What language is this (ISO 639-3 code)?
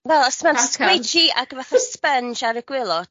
cym